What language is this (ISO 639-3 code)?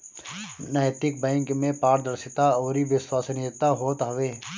bho